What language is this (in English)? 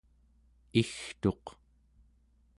Central Yupik